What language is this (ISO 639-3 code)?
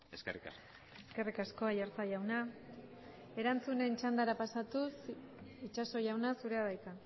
eus